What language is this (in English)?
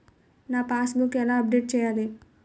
Telugu